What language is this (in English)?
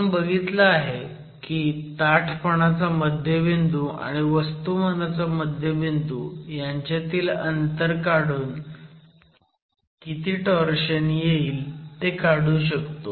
Marathi